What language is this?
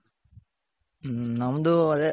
Kannada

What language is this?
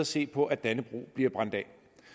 Danish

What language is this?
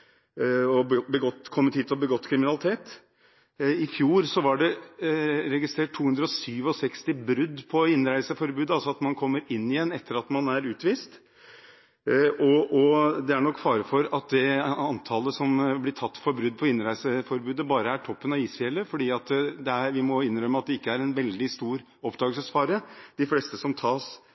Norwegian Bokmål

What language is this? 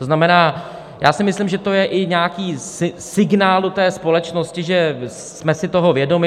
Czech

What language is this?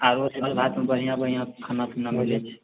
Maithili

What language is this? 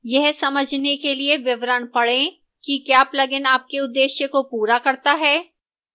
Hindi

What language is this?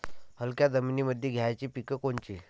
Marathi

